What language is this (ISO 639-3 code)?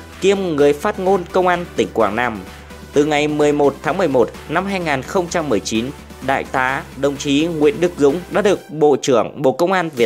vie